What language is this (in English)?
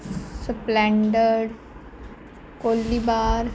Punjabi